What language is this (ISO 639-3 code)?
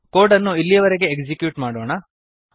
kan